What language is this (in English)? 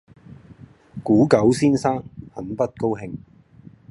Cantonese